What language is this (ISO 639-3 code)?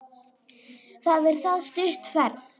isl